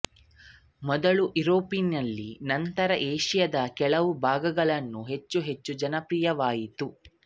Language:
Kannada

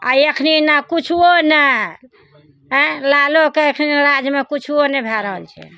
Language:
Maithili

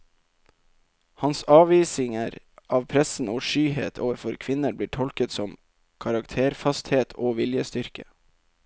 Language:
Norwegian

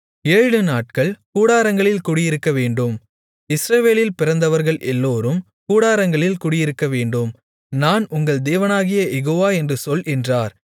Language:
Tamil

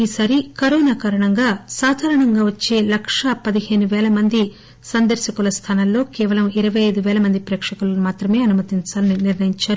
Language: Telugu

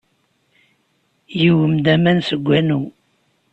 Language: Kabyle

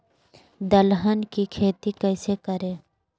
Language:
Magahi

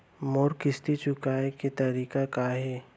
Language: Chhattisgarhi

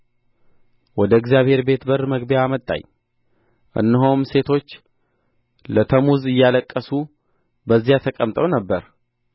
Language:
Amharic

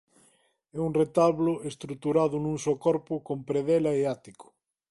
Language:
Galician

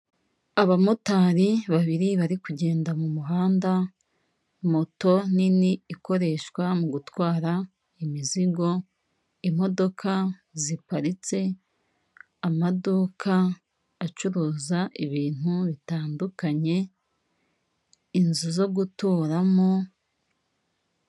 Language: Kinyarwanda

